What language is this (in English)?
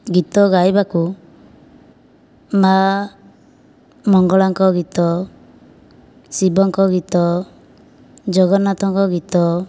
Odia